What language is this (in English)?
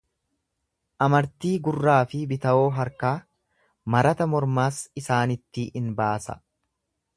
Oromo